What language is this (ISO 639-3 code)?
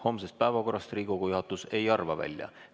est